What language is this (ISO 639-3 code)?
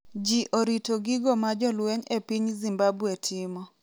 luo